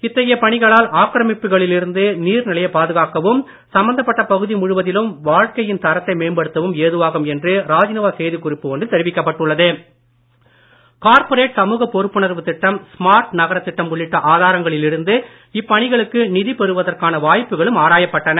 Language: Tamil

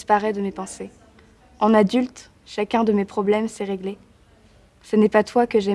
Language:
French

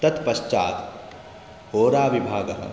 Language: Sanskrit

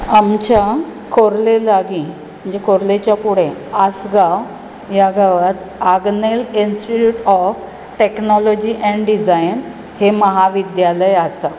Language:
Konkani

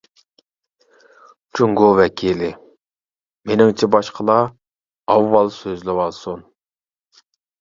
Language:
Uyghur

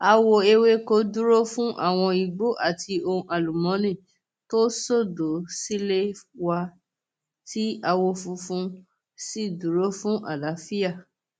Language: Yoruba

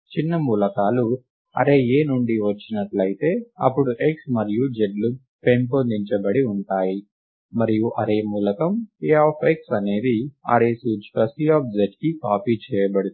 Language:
Telugu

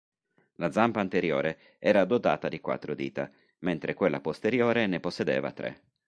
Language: Italian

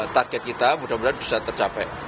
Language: Indonesian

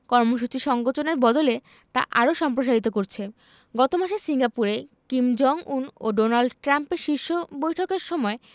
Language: Bangla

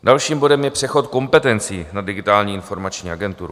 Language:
Czech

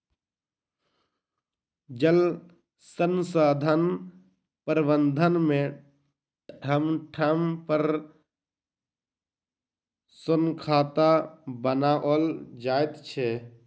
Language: Maithili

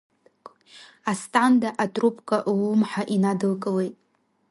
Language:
Abkhazian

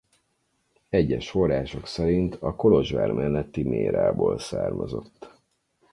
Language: Hungarian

